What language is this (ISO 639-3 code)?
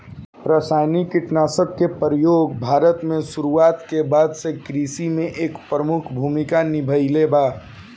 bho